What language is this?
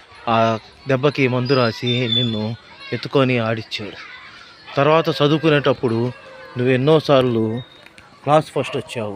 Telugu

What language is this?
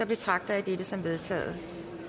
Danish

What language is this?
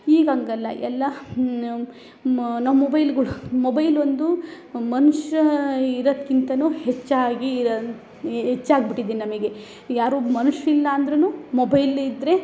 Kannada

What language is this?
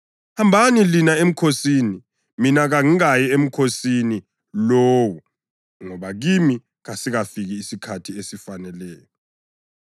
North Ndebele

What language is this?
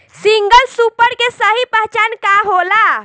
Bhojpuri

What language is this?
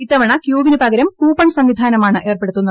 Malayalam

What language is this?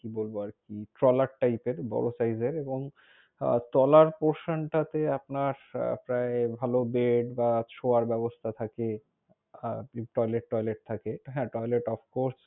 Bangla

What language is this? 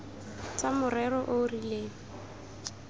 Tswana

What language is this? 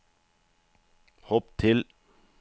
Norwegian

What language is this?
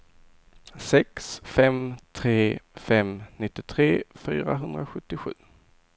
Swedish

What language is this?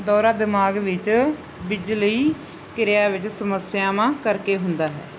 Punjabi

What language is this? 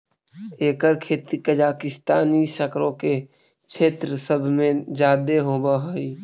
Magahi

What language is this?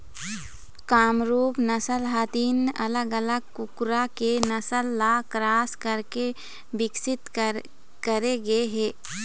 Chhattisgarhi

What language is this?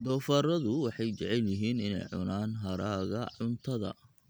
Somali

